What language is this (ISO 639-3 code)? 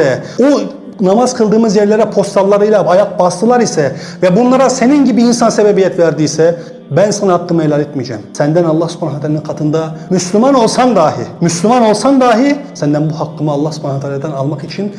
tur